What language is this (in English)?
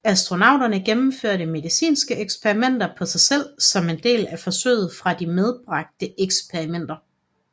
Danish